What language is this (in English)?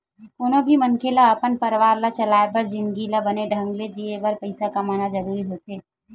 Chhattisgarhi